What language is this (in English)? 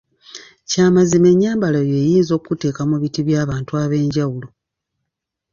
Ganda